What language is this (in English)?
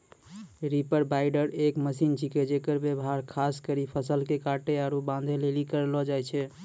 Maithili